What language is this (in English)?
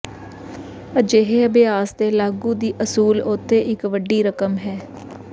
Punjabi